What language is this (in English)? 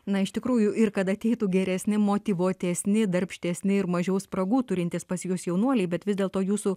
Lithuanian